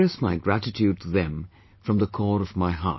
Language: English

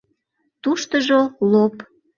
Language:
Mari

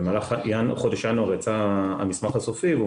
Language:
Hebrew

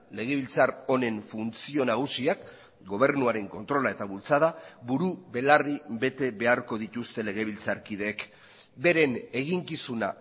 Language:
Basque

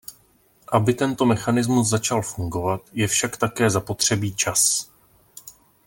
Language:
Czech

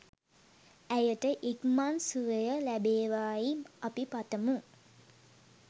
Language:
Sinhala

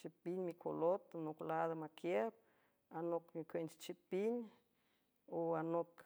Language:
San Francisco Del Mar Huave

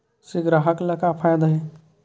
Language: Chhattisgarhi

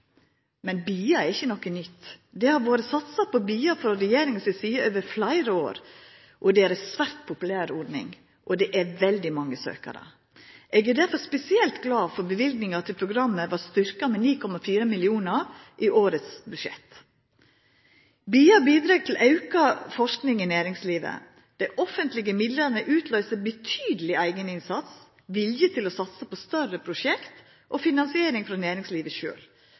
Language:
Norwegian Nynorsk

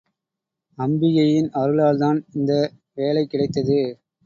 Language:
Tamil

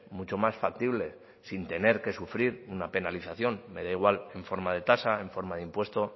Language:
Spanish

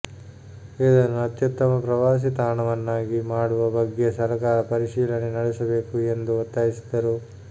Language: Kannada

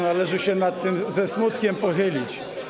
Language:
Polish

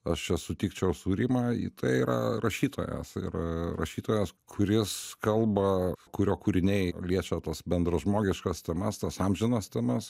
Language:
Lithuanian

